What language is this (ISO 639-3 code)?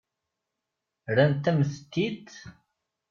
kab